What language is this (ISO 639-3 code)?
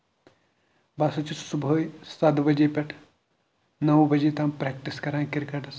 kas